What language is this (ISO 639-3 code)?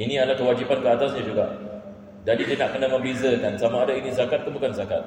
msa